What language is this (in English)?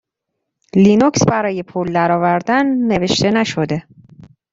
Persian